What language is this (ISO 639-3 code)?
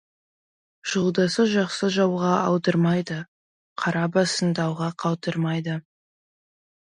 kaz